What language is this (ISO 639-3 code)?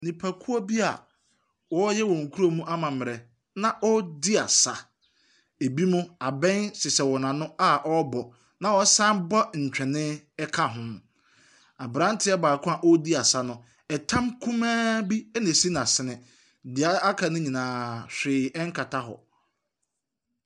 aka